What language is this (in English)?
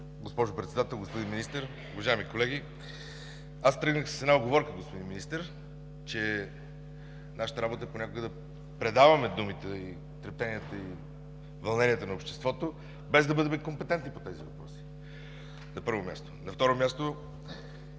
Bulgarian